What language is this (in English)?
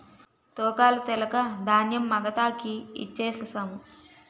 Telugu